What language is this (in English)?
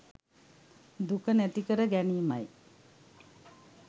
Sinhala